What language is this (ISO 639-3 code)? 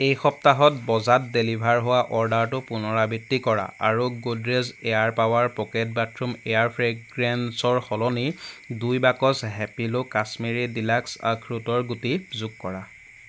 asm